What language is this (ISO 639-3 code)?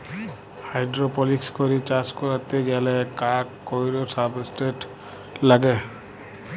ben